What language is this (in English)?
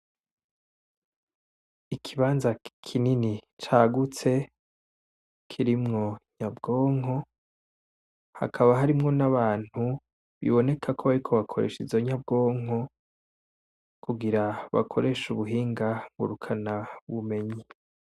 Rundi